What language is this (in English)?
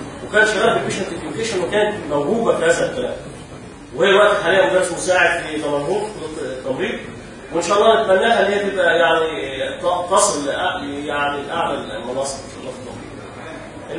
Arabic